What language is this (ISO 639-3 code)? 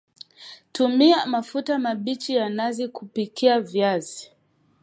swa